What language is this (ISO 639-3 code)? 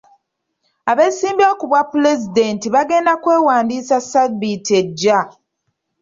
lug